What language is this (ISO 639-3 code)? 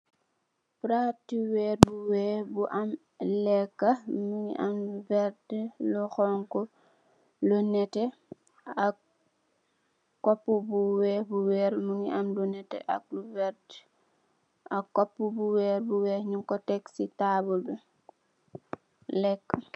wol